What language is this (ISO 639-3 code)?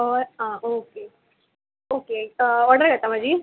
kok